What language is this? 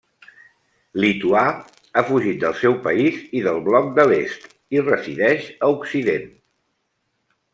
Catalan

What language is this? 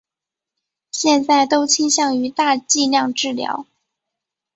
Chinese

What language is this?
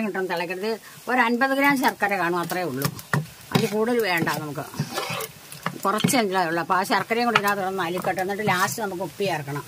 Thai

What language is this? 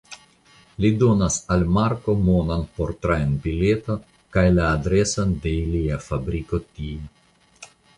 Esperanto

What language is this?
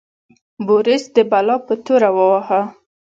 Pashto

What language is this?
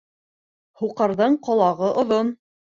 Bashkir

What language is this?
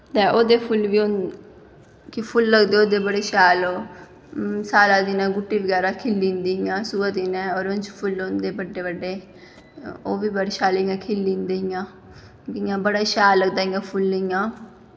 Dogri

